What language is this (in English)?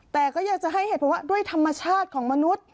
Thai